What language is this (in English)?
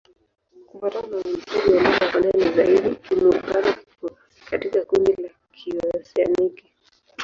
Swahili